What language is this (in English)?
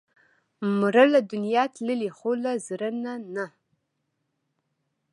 Pashto